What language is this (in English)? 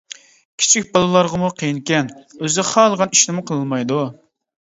Uyghur